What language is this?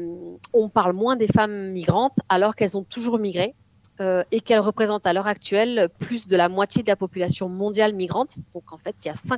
French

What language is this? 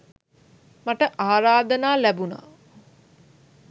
Sinhala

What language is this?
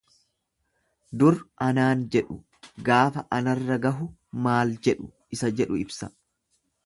Oromo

